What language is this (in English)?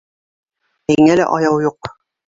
Bashkir